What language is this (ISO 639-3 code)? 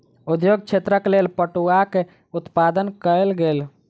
mai